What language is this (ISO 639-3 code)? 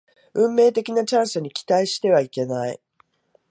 jpn